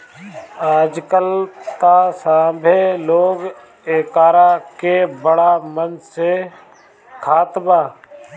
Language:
Bhojpuri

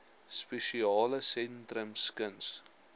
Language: Afrikaans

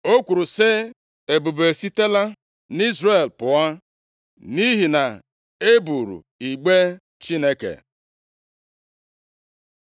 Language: Igbo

